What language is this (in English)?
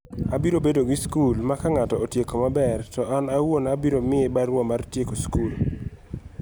Luo (Kenya and Tanzania)